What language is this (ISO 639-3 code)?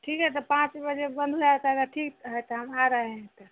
hin